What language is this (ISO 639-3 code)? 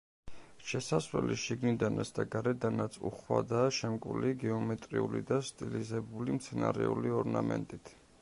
kat